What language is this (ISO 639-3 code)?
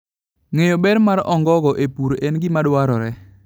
luo